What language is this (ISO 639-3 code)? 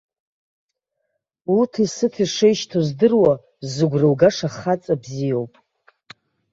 abk